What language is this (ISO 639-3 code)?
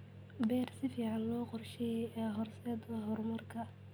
som